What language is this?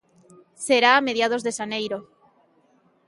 Galician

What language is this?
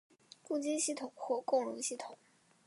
Chinese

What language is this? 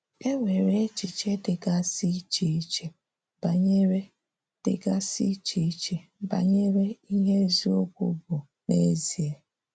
Igbo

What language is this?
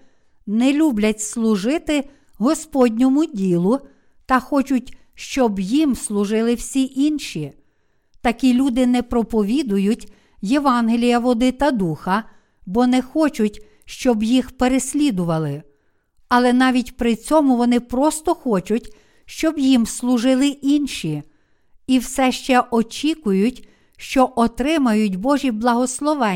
Ukrainian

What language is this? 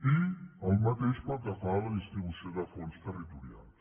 Catalan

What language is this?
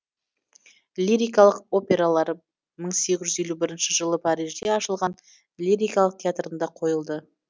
Kazakh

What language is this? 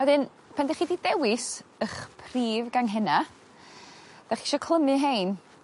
Welsh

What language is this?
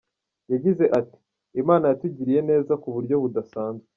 Kinyarwanda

